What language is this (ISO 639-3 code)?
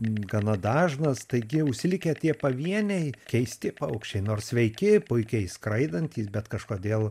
lit